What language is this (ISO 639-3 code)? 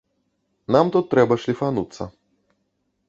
bel